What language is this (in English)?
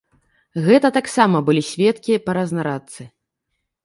Belarusian